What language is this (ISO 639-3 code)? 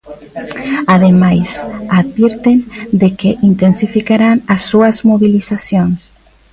glg